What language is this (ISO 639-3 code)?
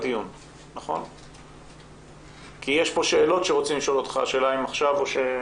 heb